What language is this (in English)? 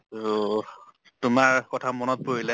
Assamese